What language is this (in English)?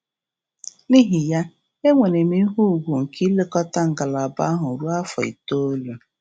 Igbo